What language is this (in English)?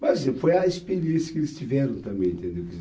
Portuguese